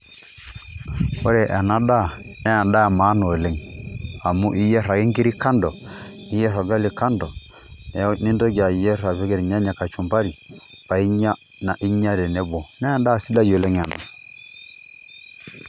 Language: Masai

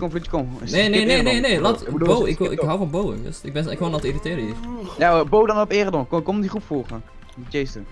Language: Dutch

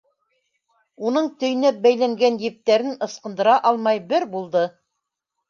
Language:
Bashkir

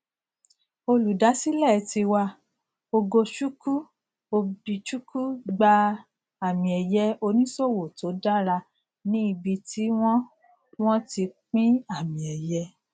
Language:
Yoruba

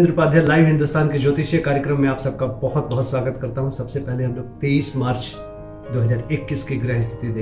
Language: Hindi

